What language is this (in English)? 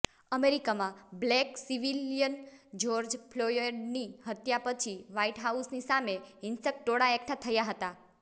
Gujarati